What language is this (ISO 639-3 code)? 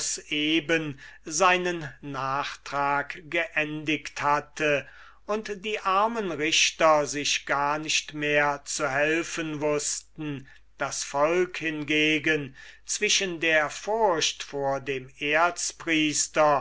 deu